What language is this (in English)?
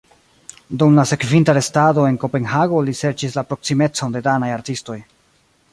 Esperanto